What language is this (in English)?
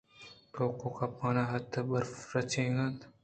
Eastern Balochi